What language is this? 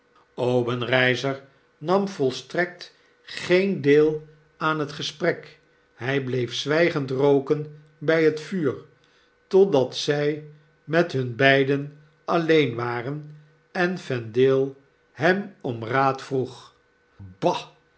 Dutch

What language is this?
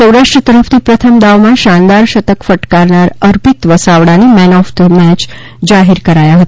Gujarati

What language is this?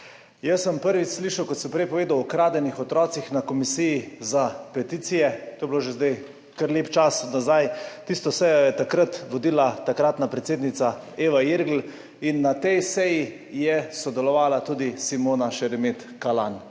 Slovenian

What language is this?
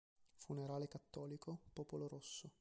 Italian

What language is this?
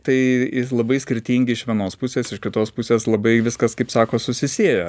Lithuanian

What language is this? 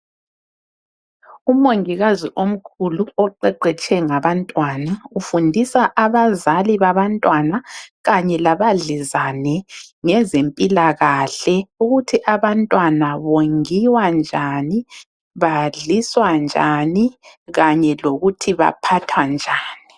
North Ndebele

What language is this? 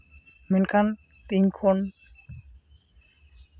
Santali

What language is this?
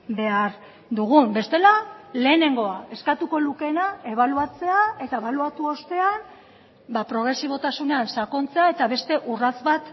Basque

